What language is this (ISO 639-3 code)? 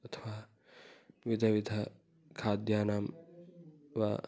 san